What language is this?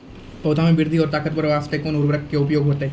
Maithili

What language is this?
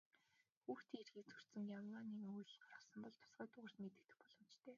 Mongolian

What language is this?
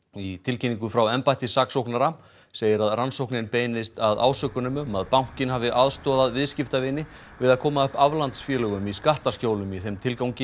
Icelandic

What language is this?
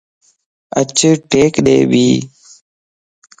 Lasi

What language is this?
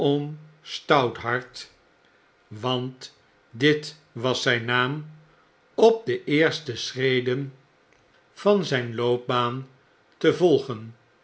Dutch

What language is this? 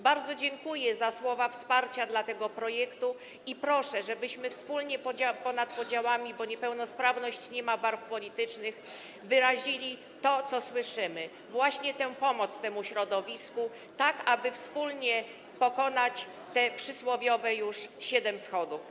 Polish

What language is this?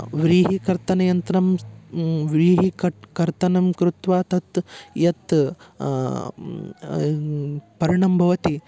Sanskrit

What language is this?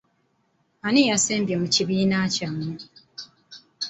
Ganda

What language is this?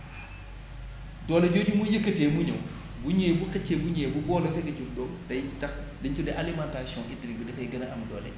Wolof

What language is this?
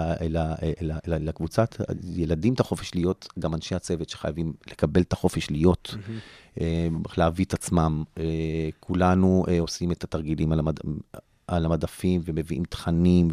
Hebrew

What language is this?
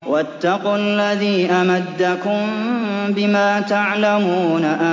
Arabic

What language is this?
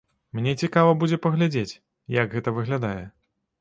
Belarusian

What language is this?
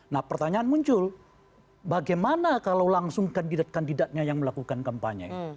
Indonesian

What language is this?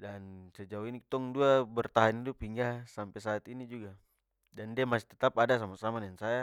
Papuan Malay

